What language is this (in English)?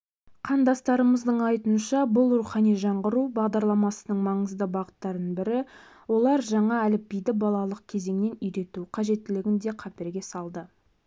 Kazakh